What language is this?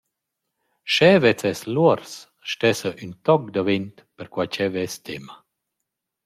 Romansh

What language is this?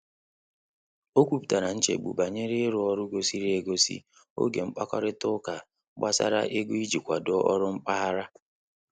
Igbo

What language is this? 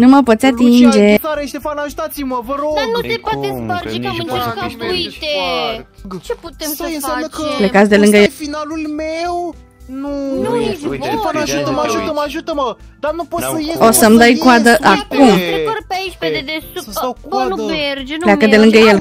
Romanian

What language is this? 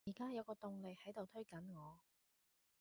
Cantonese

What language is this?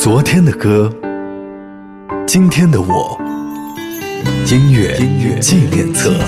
Chinese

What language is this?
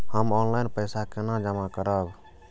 Maithili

